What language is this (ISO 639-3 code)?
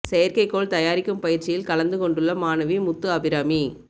tam